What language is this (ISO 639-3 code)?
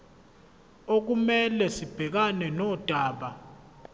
zul